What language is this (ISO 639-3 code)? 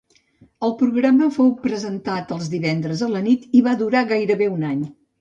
cat